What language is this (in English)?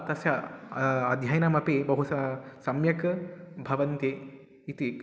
Sanskrit